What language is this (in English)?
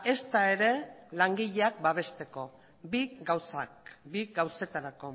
Basque